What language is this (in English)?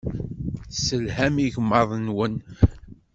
Kabyle